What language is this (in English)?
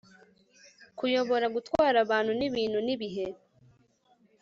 Kinyarwanda